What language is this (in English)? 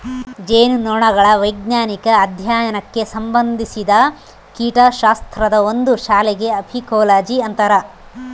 Kannada